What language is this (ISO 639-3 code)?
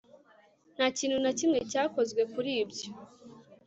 kin